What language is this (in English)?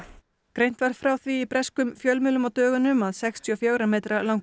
Icelandic